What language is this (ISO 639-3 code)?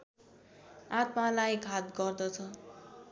nep